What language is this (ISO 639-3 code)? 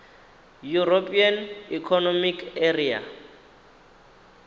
ven